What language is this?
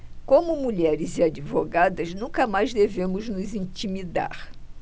Portuguese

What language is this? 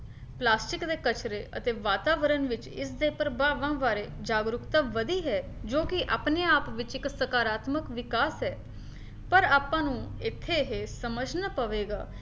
Punjabi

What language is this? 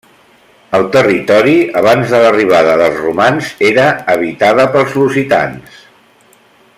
Catalan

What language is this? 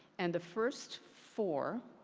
English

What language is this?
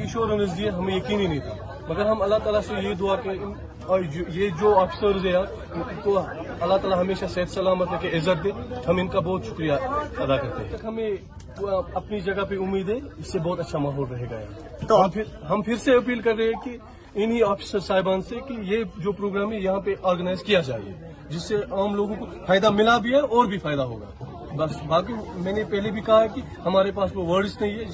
Urdu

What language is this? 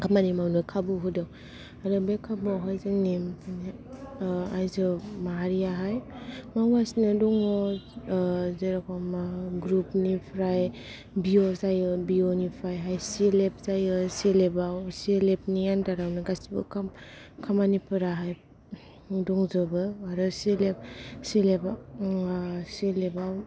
Bodo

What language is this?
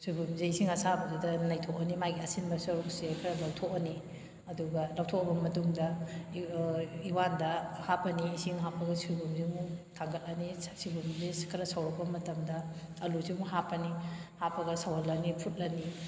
Manipuri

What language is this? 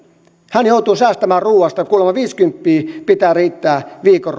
Finnish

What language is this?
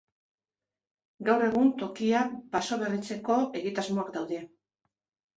Basque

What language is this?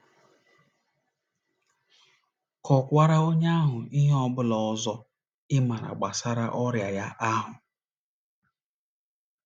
Igbo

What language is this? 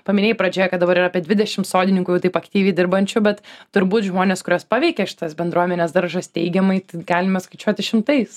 Lithuanian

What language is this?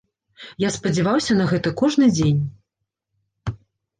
Belarusian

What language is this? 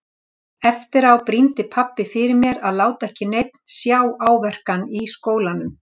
Icelandic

